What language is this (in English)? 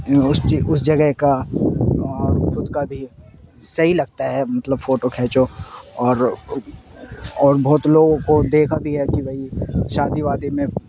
Urdu